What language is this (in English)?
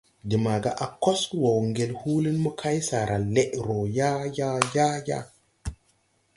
Tupuri